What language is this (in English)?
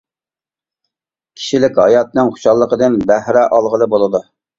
Uyghur